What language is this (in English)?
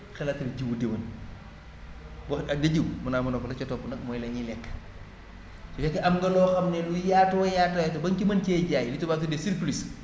Wolof